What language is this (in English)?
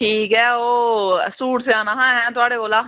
Dogri